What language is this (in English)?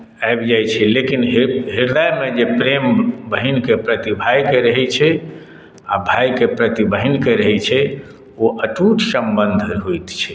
Maithili